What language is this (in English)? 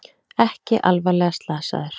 Icelandic